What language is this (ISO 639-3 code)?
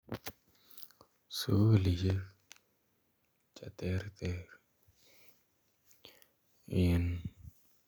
kln